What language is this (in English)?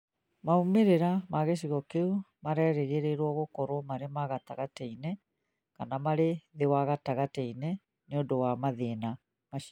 Kikuyu